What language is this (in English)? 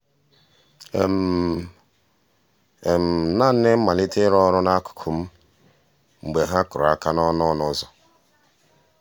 Igbo